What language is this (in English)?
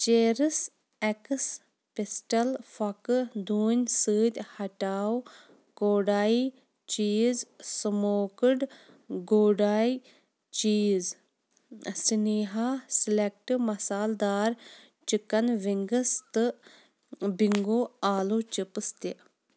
Kashmiri